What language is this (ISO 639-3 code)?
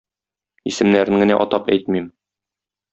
tat